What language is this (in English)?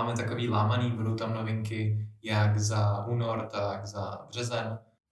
Czech